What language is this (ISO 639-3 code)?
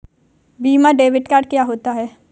hin